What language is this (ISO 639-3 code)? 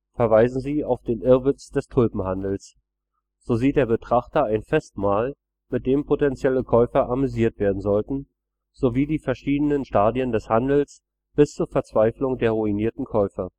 deu